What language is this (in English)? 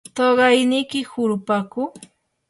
Yanahuanca Pasco Quechua